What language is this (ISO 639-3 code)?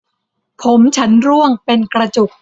tha